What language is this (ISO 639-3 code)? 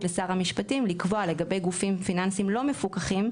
heb